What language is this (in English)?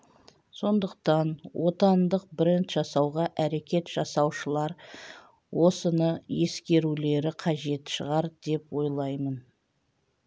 Kazakh